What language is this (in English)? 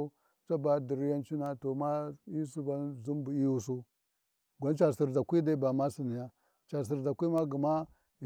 Warji